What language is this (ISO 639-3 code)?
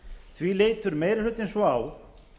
isl